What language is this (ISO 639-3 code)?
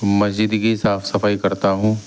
urd